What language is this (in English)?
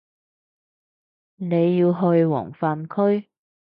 Cantonese